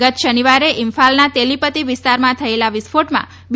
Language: Gujarati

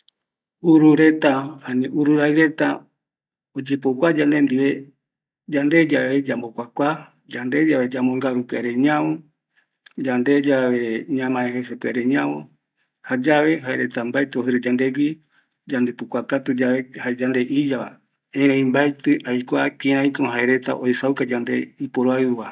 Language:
Eastern Bolivian Guaraní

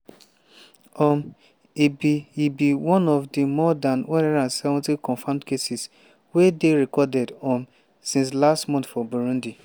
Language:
Nigerian Pidgin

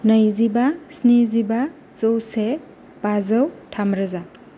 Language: Bodo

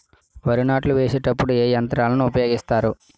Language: Telugu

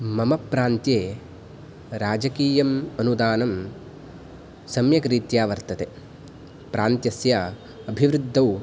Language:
Sanskrit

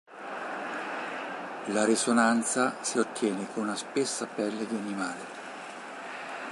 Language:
Italian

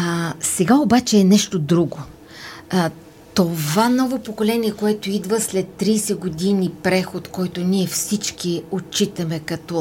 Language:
Bulgarian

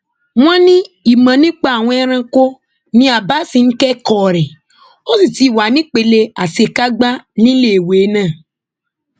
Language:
Yoruba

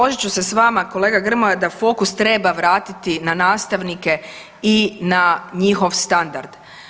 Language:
Croatian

